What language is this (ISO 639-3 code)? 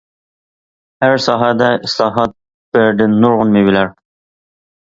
uig